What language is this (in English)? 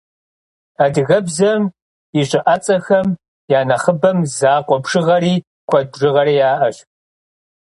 Kabardian